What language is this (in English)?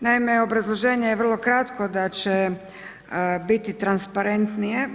Croatian